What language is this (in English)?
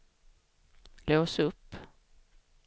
Swedish